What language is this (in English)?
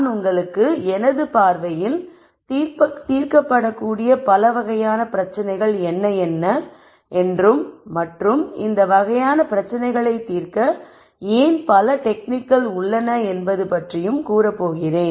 Tamil